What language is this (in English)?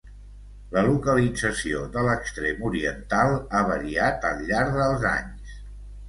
Catalan